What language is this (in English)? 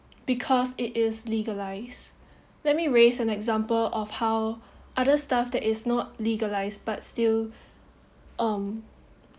English